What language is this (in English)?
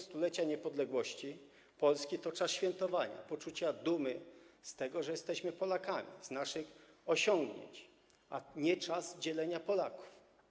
Polish